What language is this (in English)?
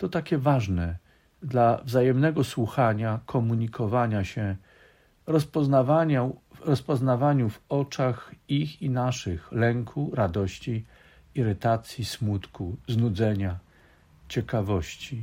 Polish